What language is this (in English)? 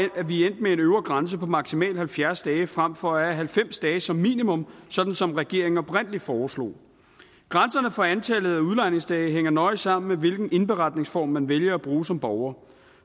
Danish